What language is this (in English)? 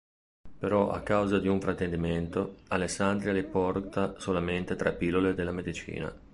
Italian